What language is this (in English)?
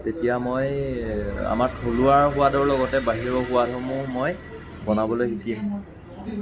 Assamese